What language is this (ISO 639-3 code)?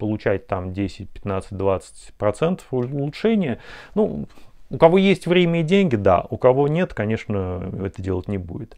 rus